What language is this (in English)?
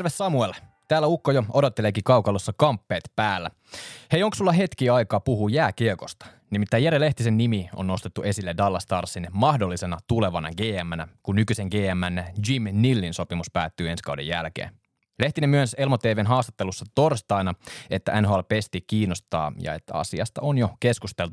Finnish